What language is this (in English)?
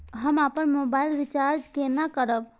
Maithili